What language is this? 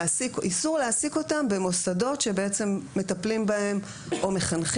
Hebrew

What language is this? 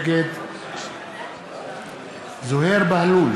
Hebrew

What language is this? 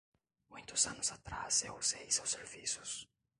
Portuguese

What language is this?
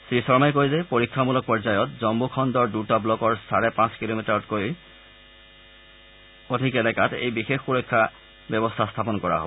Assamese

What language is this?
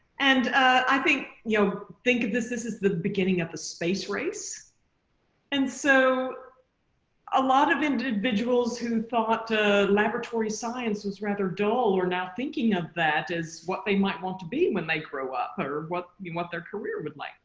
English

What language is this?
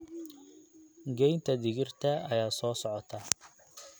Somali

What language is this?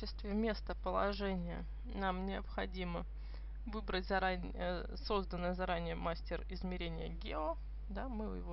Russian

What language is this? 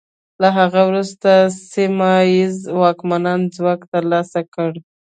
Pashto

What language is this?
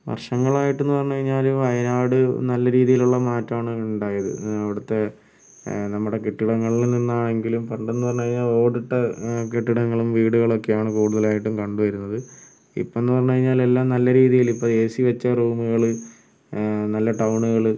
Malayalam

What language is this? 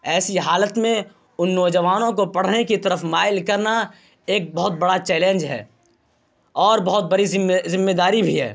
Urdu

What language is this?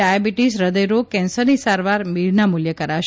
Gujarati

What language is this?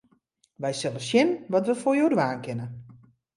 Western Frisian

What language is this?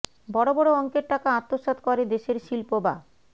Bangla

